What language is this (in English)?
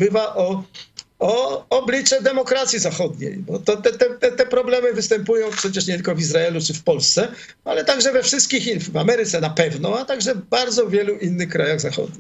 Polish